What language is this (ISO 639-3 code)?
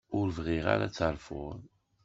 kab